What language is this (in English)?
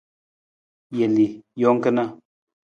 Nawdm